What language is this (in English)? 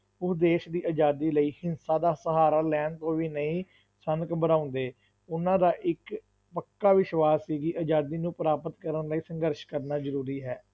Punjabi